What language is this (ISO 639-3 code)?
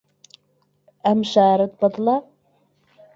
ckb